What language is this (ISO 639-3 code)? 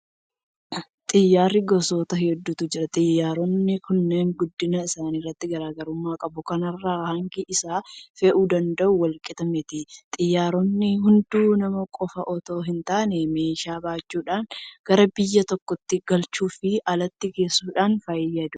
orm